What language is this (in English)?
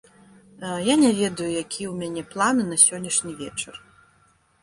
Belarusian